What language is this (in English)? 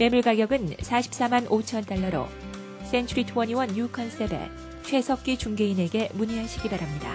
Korean